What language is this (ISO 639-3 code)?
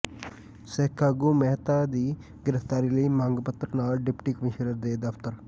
pan